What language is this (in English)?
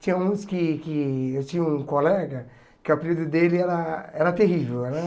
Portuguese